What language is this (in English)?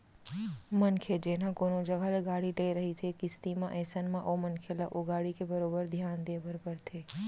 Chhattisgarhi